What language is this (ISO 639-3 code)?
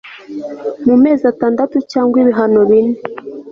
kin